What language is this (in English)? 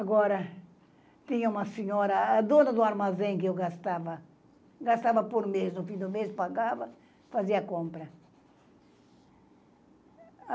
Portuguese